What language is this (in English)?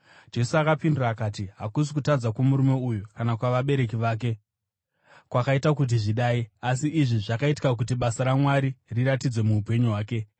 Shona